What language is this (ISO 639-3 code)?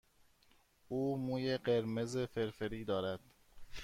fas